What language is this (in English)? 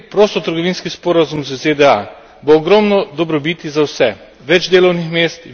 Slovenian